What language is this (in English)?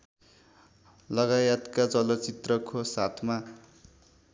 Nepali